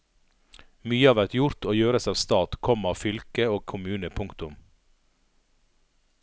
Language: Norwegian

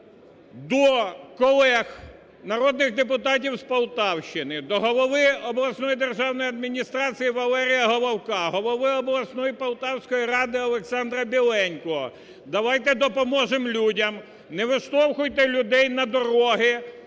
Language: Ukrainian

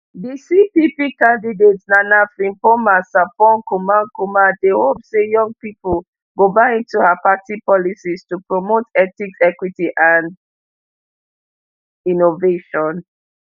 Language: Nigerian Pidgin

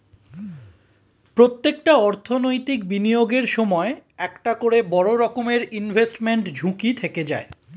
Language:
Bangla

